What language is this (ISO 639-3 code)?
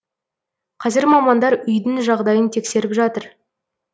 kaz